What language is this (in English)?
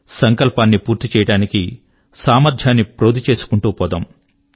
Telugu